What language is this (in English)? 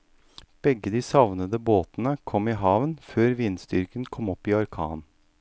Norwegian